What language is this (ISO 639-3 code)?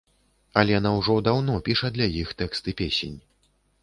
bel